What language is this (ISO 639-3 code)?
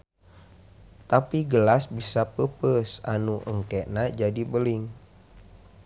sun